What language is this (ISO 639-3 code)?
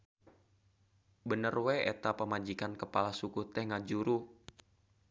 sun